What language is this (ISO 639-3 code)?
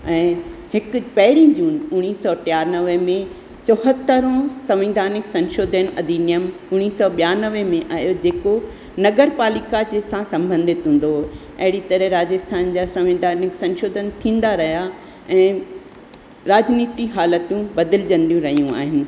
snd